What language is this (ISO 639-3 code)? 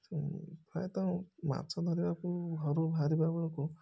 ori